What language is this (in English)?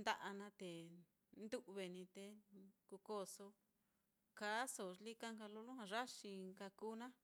Mitlatongo Mixtec